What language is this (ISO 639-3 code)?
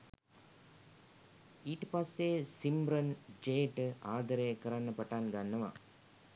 sin